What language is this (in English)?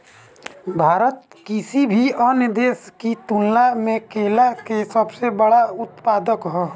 Bhojpuri